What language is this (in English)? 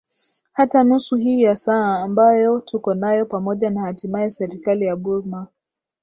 Swahili